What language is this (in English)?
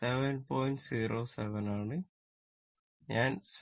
Malayalam